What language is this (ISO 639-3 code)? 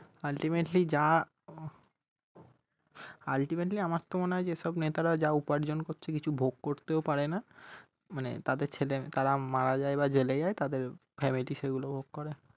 ben